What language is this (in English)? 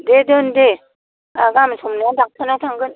Bodo